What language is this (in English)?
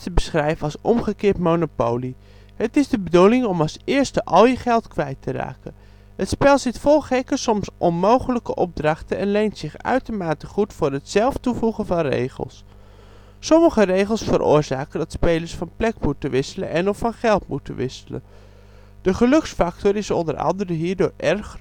Dutch